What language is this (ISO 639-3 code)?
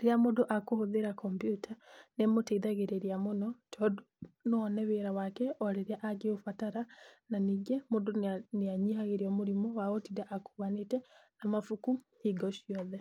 kik